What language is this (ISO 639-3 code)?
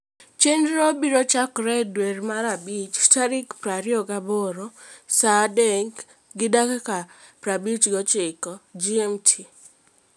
luo